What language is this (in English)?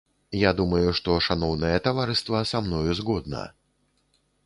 Belarusian